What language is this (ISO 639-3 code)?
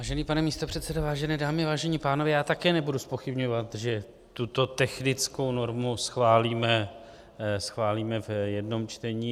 ces